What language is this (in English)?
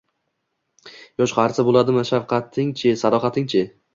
Uzbek